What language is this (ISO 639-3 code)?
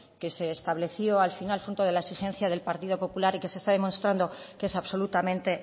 spa